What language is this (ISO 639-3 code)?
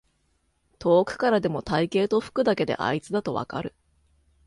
jpn